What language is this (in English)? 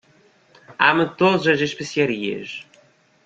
Portuguese